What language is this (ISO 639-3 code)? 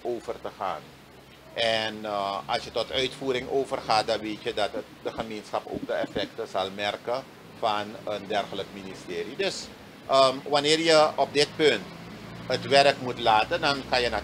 nld